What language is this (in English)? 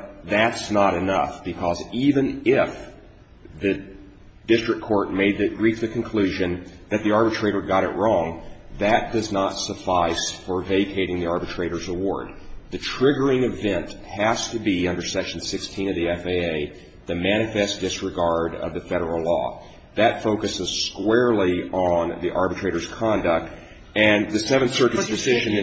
English